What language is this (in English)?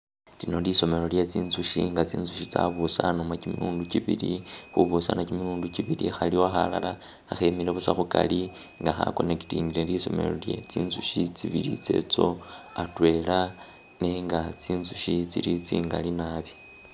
Masaaba